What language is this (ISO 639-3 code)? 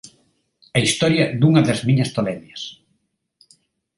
glg